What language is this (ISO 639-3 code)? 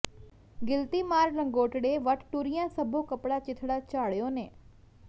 pan